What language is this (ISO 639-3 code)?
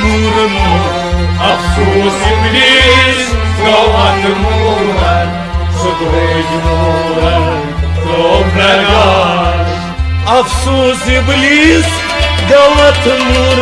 kas